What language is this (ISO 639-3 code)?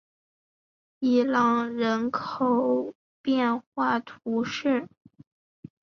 zho